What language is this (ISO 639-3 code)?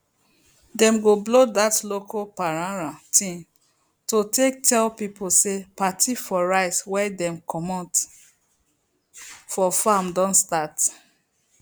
pcm